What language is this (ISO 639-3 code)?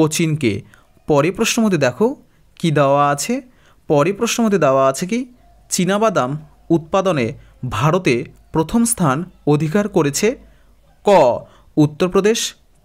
ben